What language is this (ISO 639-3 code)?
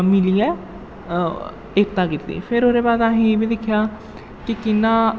doi